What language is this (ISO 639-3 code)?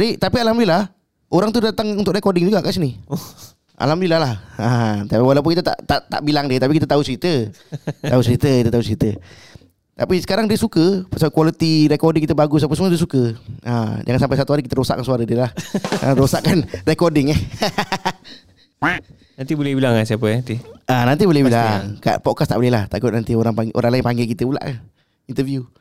msa